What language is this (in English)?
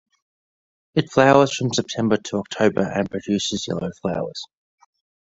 English